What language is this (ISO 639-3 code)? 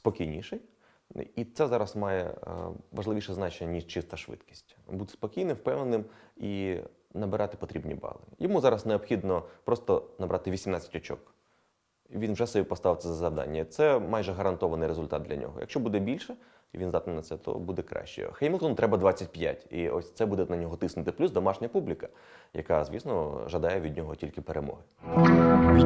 ukr